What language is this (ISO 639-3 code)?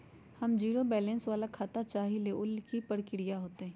mag